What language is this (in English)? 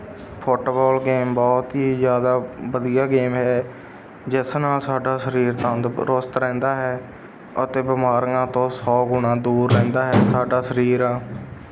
Punjabi